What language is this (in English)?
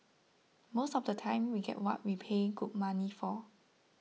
English